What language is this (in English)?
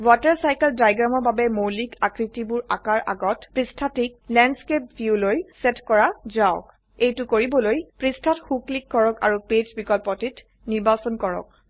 Assamese